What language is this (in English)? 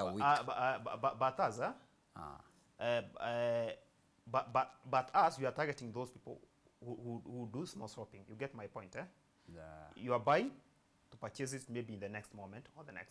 English